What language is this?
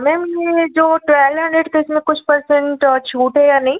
Hindi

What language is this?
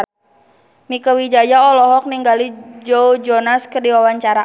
Sundanese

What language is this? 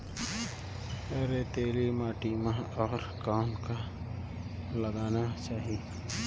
Chhattisgarhi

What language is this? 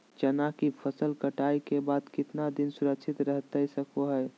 Magahi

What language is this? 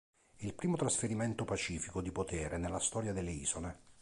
Italian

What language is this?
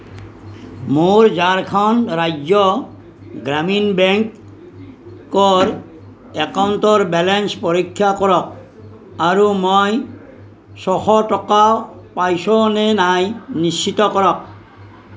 Assamese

